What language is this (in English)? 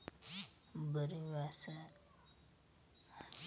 Kannada